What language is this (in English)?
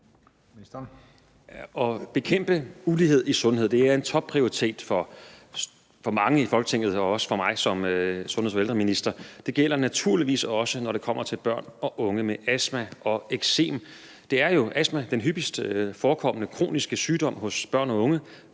Danish